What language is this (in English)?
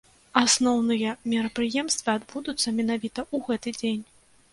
Belarusian